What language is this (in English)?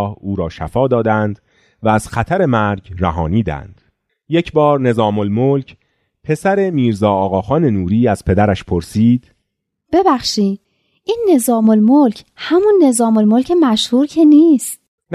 Persian